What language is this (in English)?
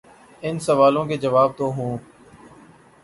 Urdu